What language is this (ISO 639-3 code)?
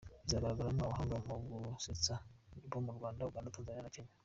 kin